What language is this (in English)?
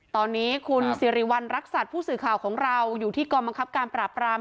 Thai